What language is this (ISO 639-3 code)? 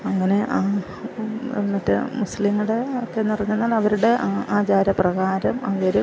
mal